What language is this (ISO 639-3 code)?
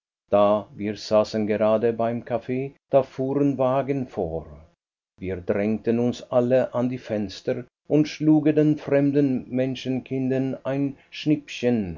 deu